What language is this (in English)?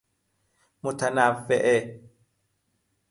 Persian